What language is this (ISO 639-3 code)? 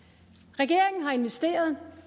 dan